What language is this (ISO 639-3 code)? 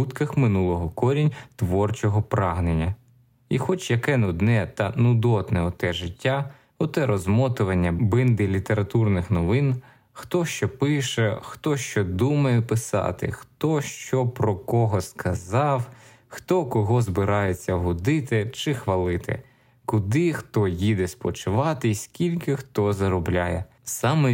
ukr